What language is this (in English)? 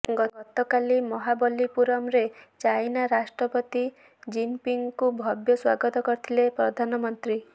Odia